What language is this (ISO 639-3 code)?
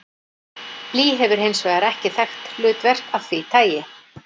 isl